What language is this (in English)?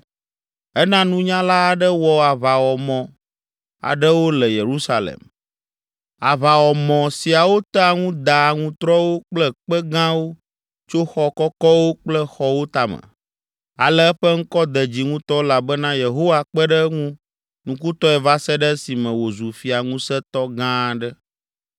Ewe